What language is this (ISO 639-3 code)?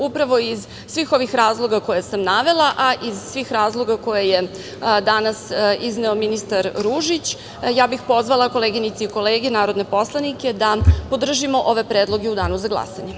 srp